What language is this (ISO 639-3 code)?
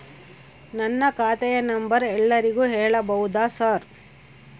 kan